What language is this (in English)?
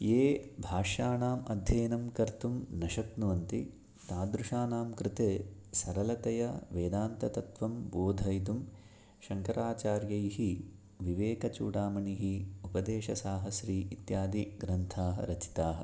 Sanskrit